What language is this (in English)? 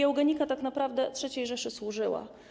Polish